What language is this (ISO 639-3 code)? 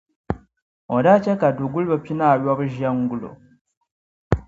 dag